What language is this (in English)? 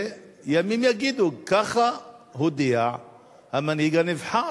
Hebrew